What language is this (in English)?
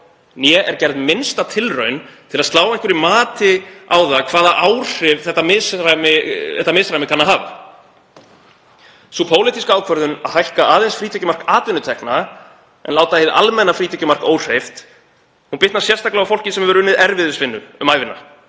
Icelandic